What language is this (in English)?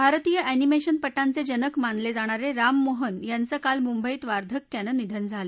Marathi